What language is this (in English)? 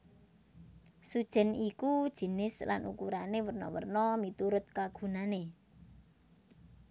Javanese